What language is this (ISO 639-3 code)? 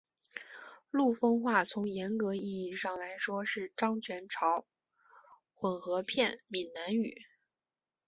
zho